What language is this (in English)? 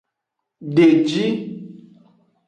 Aja (Benin)